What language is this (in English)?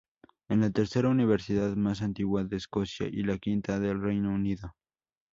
Spanish